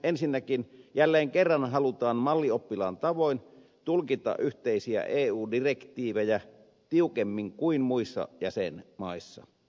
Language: Finnish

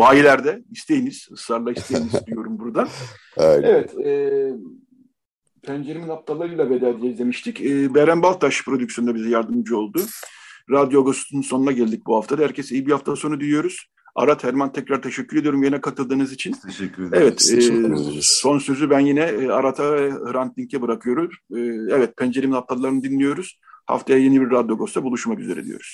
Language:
Turkish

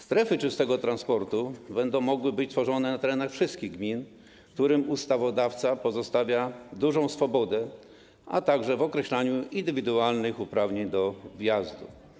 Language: Polish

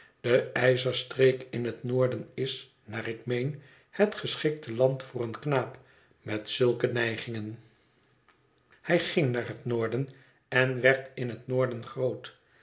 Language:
Dutch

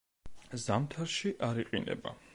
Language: Georgian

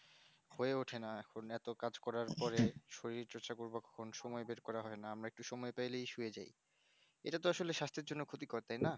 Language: Bangla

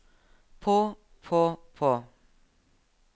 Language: Norwegian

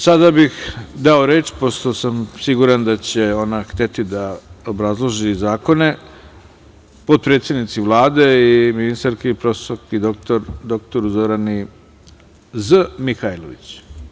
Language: Serbian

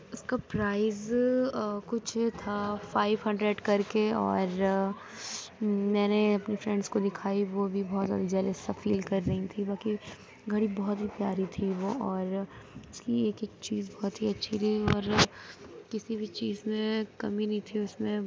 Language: Urdu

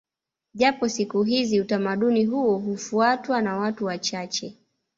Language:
Swahili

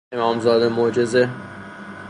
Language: Persian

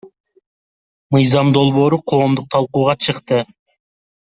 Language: Kyrgyz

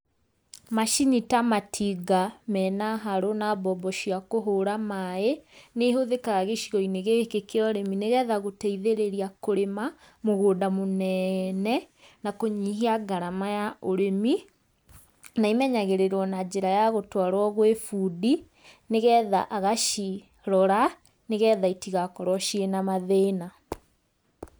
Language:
Kikuyu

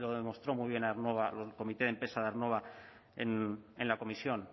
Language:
Spanish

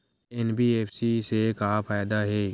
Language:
Chhattisgarhi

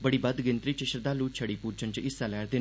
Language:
Dogri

